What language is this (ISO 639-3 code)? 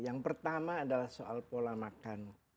ind